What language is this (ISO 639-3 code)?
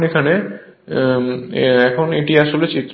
ben